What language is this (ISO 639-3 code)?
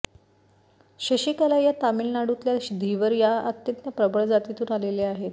mar